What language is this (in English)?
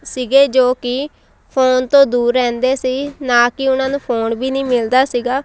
Punjabi